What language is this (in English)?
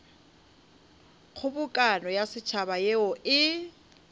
Northern Sotho